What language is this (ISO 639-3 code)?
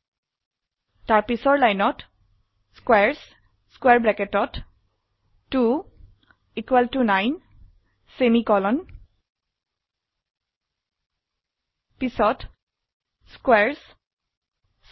asm